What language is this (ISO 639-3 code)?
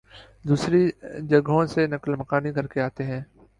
urd